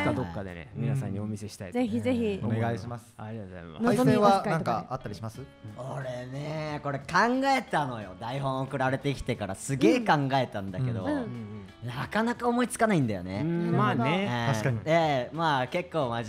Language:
Japanese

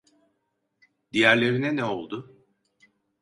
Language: Turkish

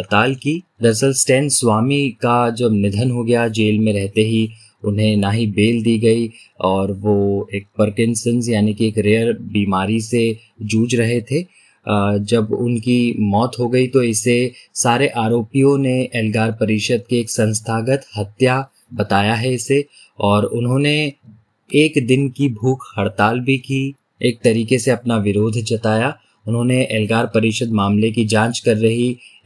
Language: Hindi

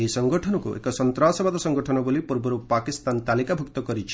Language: Odia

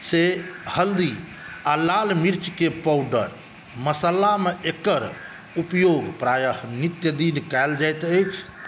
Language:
Maithili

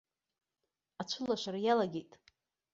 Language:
Abkhazian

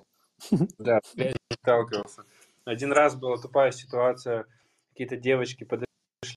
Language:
Russian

